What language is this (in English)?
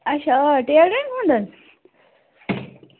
Kashmiri